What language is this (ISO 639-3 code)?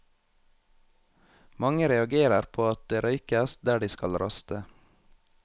nor